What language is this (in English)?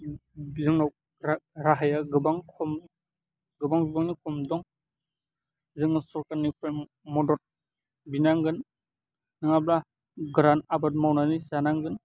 Bodo